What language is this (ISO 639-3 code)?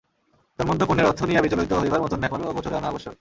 ben